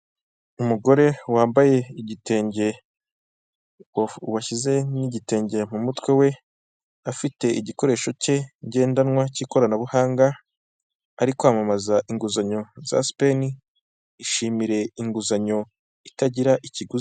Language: Kinyarwanda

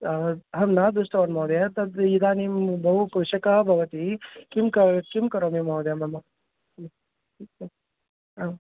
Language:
Sanskrit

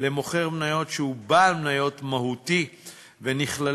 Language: Hebrew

